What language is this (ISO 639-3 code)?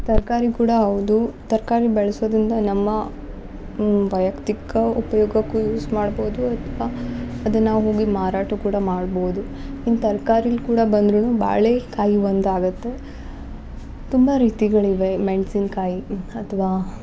kan